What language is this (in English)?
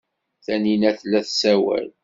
Kabyle